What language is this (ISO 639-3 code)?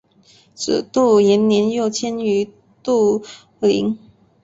zho